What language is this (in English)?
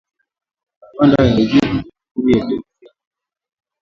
Swahili